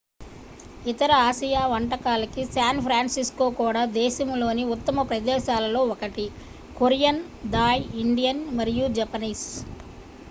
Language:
Telugu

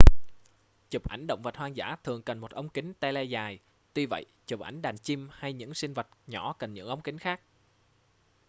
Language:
Vietnamese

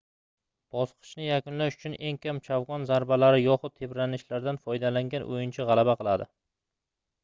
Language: Uzbek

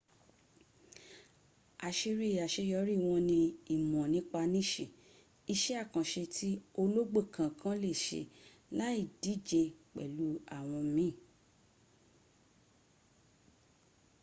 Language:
Yoruba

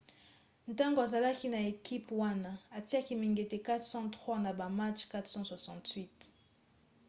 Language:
Lingala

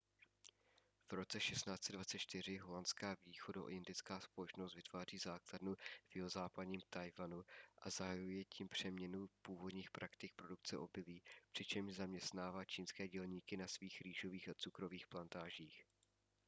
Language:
Czech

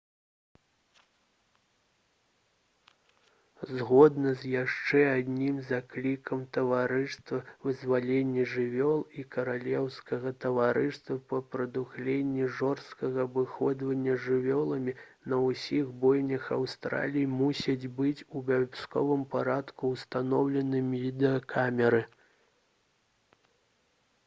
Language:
Belarusian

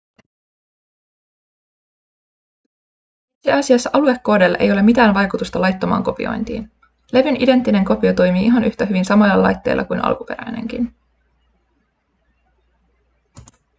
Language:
Finnish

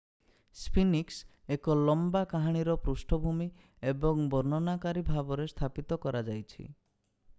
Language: Odia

